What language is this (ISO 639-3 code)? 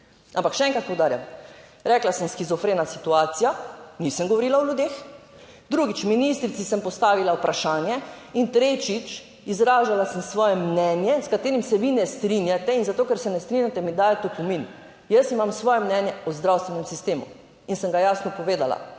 slv